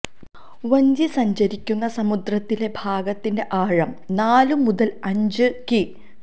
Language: Malayalam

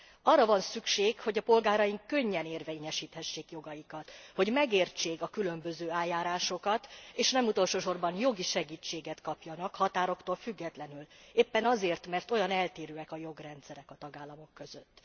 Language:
Hungarian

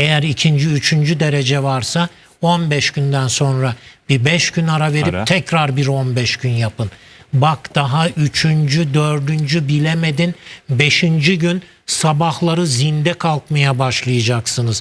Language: Turkish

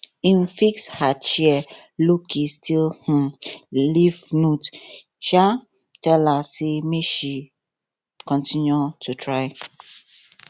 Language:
Nigerian Pidgin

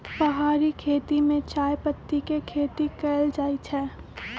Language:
Magahi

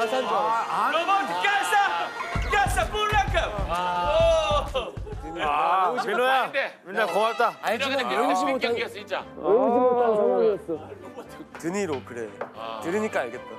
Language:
Korean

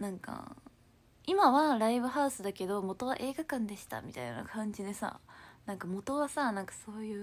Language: Japanese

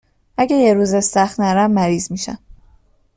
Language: Persian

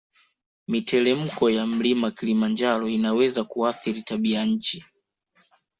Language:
Swahili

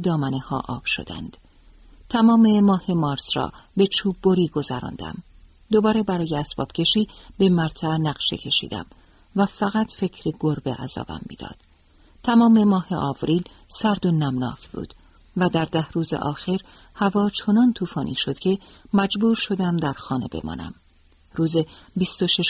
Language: Persian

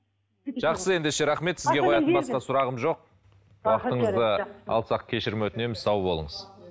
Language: Kazakh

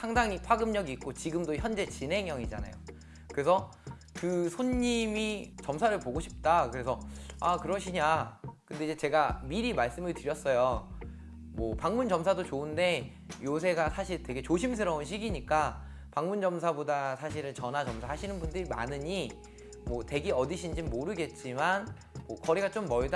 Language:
Korean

